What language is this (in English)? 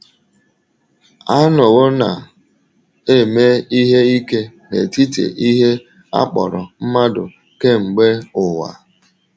Igbo